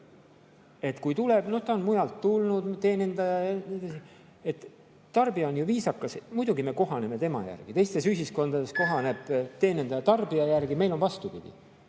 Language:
Estonian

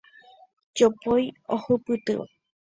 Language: Guarani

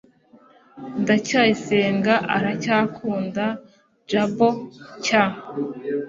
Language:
Kinyarwanda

